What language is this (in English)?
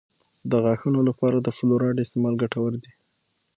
Pashto